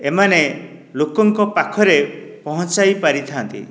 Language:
Odia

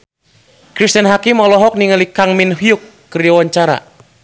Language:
Sundanese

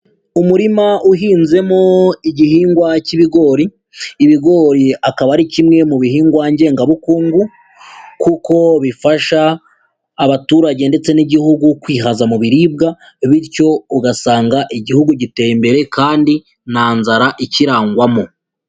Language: Kinyarwanda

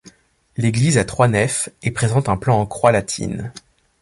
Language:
French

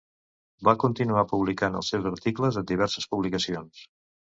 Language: Catalan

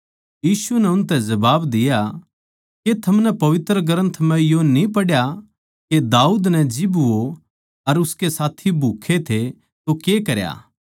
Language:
Haryanvi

